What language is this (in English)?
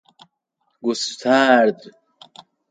Persian